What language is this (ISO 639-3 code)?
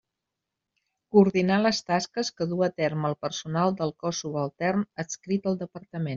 cat